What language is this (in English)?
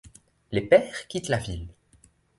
French